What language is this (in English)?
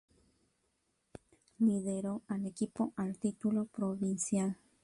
Spanish